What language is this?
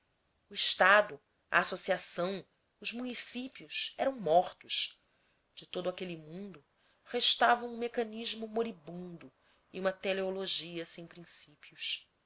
Portuguese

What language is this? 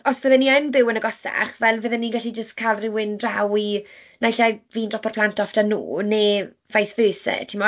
Welsh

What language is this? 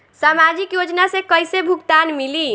Bhojpuri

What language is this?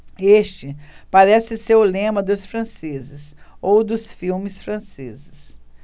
Portuguese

